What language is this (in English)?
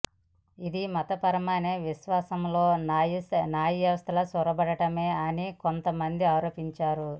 Telugu